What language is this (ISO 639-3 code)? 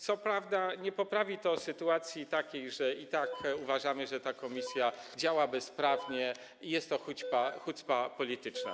pol